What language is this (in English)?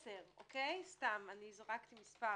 Hebrew